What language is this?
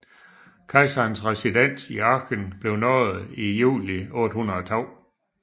Danish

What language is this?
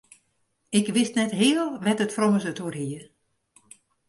Western Frisian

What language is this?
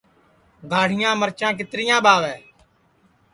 Sansi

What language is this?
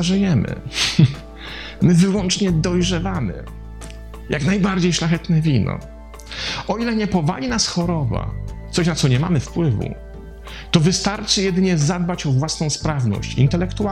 Polish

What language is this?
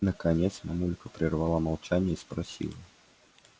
Russian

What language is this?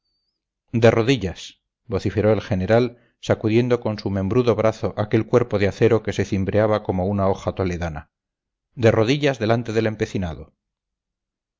Spanish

